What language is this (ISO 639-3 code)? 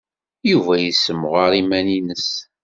kab